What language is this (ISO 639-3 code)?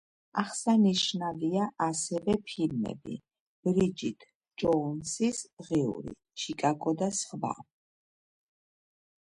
kat